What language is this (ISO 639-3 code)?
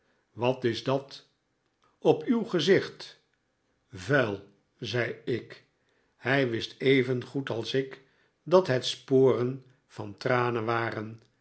nld